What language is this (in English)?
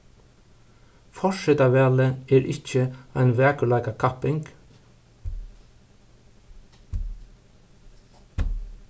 Faroese